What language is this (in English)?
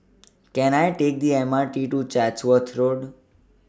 English